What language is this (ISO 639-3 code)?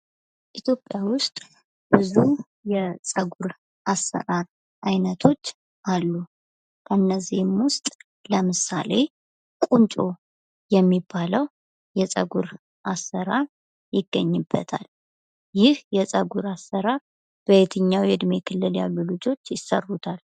amh